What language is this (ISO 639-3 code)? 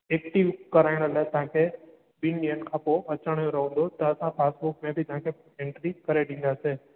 snd